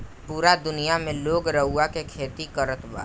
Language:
Bhojpuri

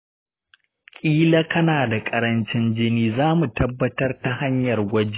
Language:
Hausa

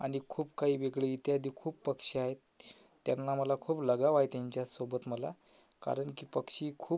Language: Marathi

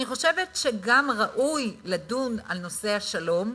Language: Hebrew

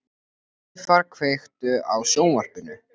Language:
Icelandic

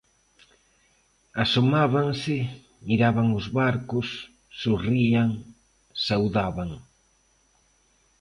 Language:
Galician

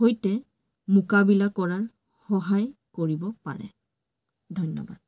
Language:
Assamese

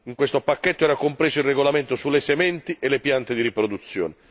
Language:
Italian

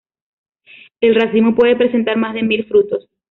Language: Spanish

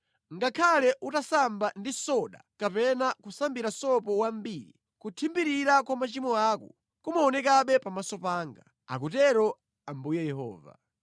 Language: Nyanja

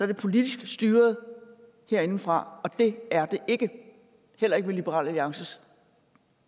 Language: Danish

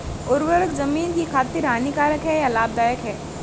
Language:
Hindi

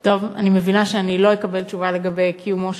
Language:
Hebrew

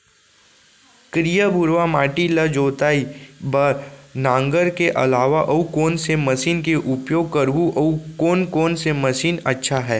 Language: Chhattisgarhi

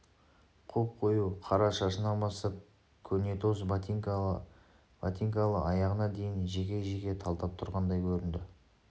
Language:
Kazakh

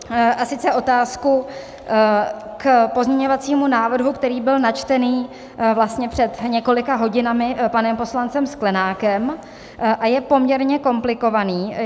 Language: Czech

